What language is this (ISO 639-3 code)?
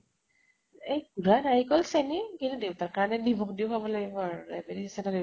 asm